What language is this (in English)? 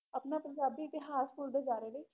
Punjabi